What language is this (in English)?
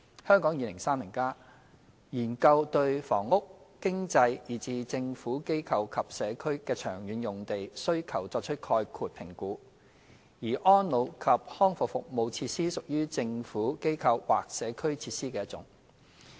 Cantonese